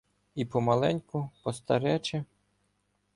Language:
Ukrainian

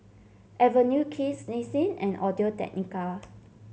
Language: English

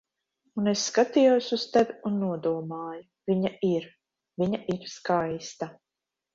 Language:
Latvian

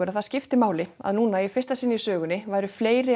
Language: Icelandic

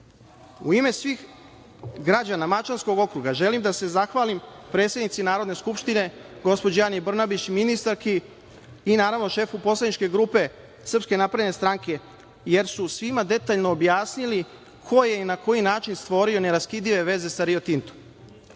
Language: Serbian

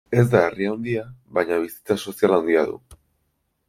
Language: Basque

